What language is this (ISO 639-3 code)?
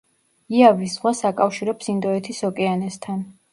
kat